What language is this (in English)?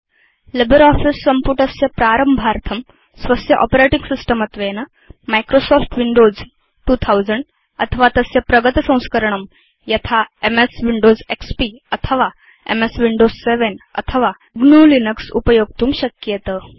Sanskrit